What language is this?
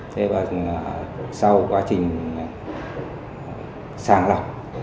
Vietnamese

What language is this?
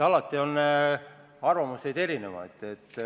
Estonian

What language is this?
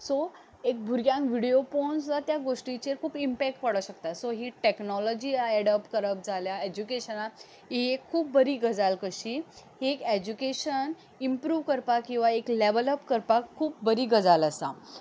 Konkani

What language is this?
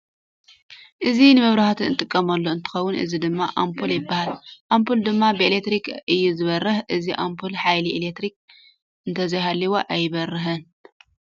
Tigrinya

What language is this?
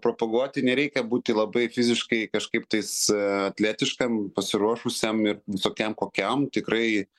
Lithuanian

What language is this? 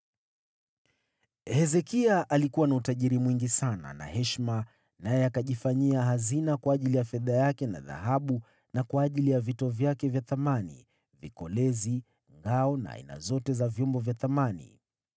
Swahili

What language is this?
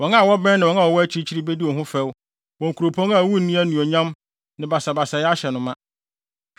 Akan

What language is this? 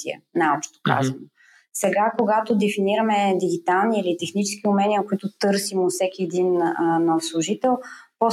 Bulgarian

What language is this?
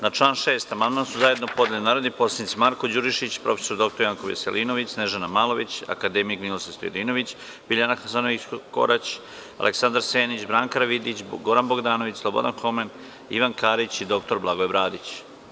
Serbian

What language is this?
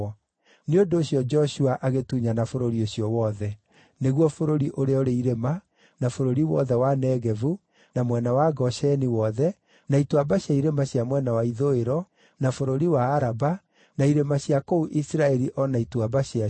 Kikuyu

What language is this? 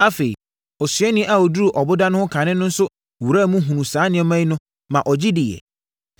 Akan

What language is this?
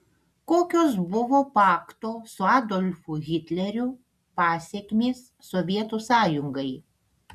Lithuanian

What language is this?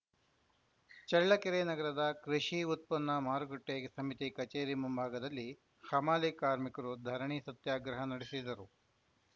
Kannada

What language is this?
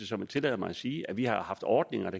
Danish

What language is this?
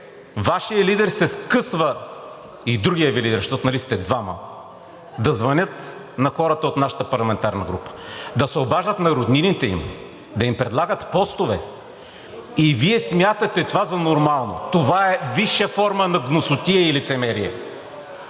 Bulgarian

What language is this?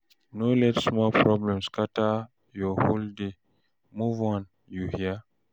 Nigerian Pidgin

